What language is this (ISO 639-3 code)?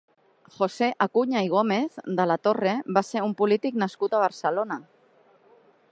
cat